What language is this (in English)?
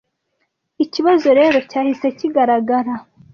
Kinyarwanda